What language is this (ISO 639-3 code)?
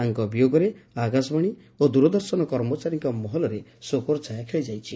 ori